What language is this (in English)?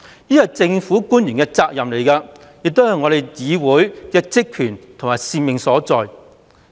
Cantonese